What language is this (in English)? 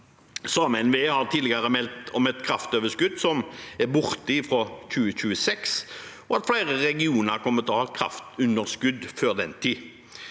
Norwegian